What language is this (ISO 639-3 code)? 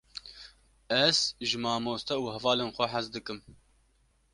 kur